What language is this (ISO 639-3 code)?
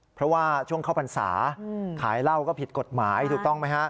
tha